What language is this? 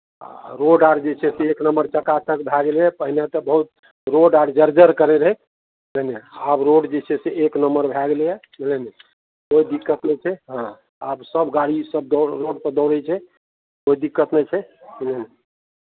Maithili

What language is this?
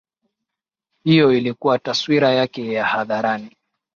Swahili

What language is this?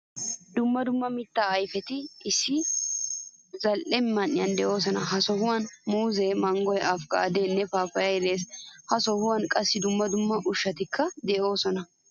Wolaytta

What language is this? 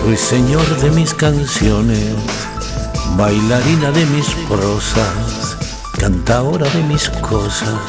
Spanish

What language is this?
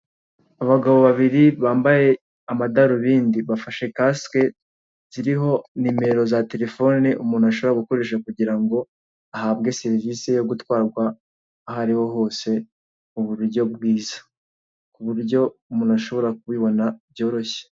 Kinyarwanda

